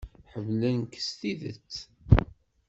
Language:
Kabyle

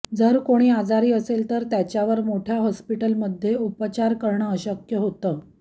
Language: Marathi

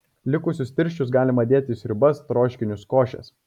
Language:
Lithuanian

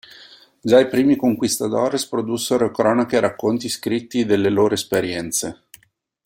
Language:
Italian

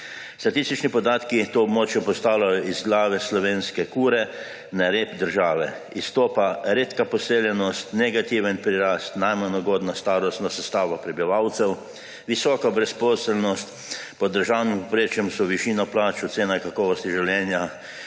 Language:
Slovenian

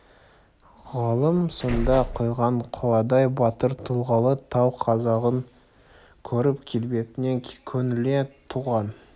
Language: Kazakh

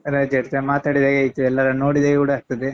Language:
Kannada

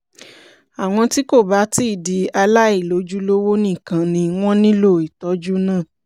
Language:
Yoruba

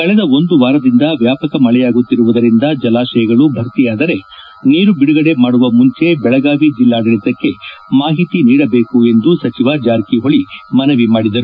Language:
Kannada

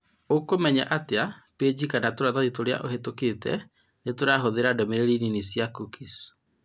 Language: Kikuyu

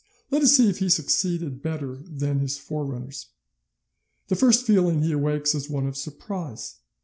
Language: English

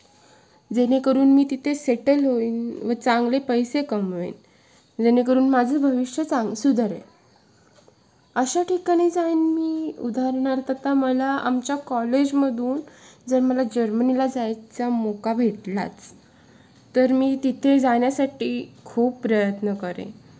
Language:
Marathi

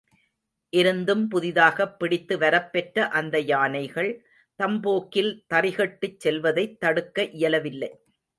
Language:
Tamil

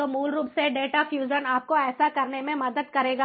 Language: Hindi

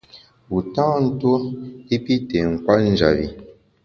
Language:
Bamun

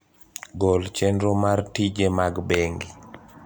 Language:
Luo (Kenya and Tanzania)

